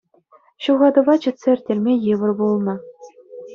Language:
Chuvash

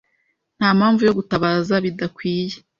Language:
Kinyarwanda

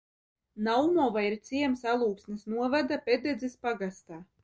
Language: Latvian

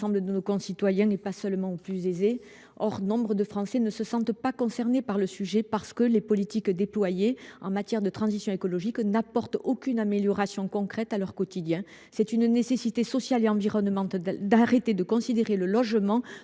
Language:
French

